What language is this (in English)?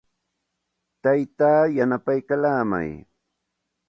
Santa Ana de Tusi Pasco Quechua